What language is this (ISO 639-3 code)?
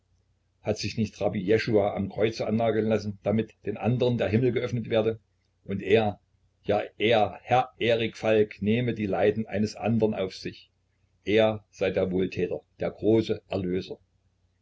deu